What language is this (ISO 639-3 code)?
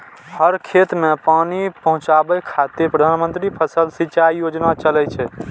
mai